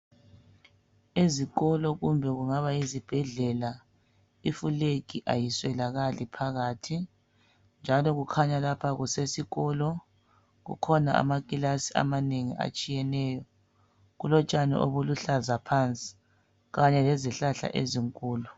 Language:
North Ndebele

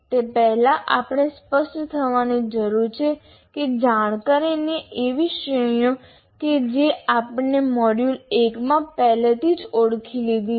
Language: Gujarati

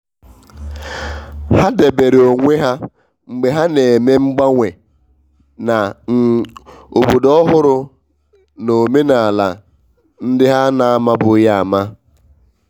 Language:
Igbo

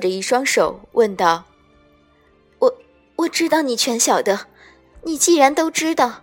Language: Chinese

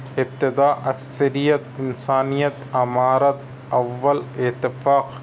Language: Urdu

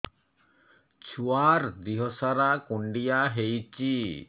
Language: Odia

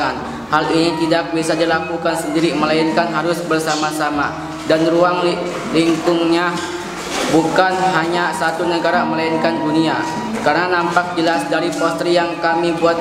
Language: Indonesian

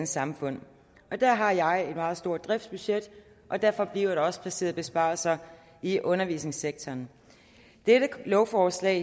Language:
Danish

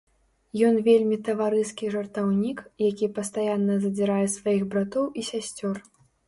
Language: Belarusian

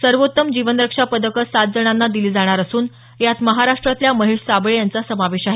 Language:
Marathi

